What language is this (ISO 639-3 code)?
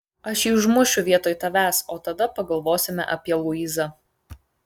lit